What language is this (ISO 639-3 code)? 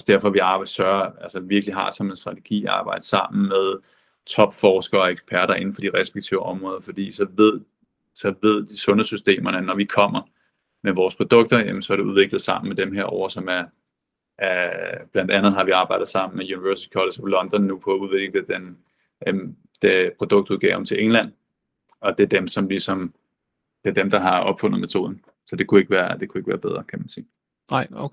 dan